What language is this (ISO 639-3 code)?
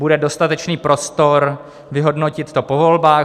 ces